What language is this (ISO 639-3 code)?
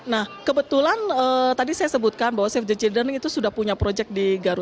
ind